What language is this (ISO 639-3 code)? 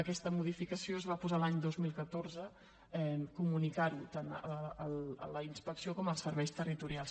cat